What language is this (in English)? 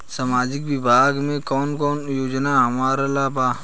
Bhojpuri